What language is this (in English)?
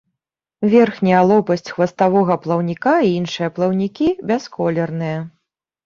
Belarusian